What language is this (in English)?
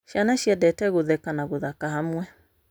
Kikuyu